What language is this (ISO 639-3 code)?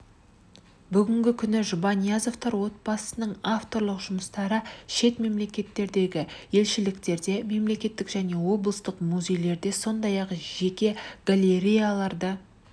kaz